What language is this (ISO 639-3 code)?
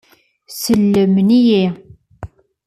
kab